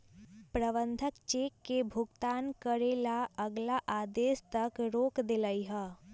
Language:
Magahi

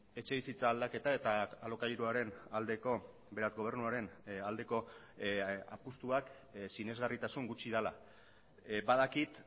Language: Basque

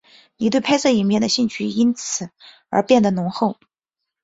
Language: Chinese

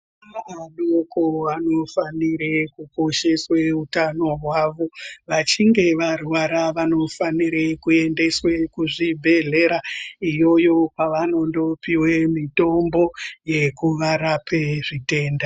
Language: Ndau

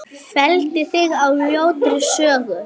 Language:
Icelandic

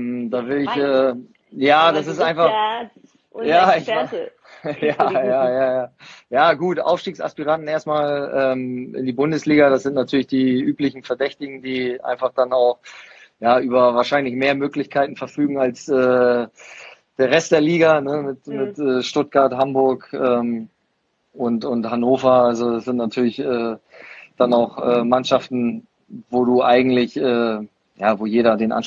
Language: German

